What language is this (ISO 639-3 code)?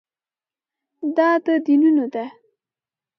pus